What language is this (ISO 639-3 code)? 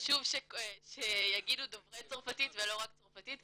heb